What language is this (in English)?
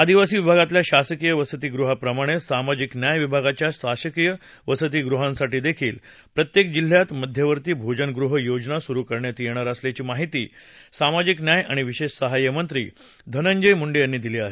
Marathi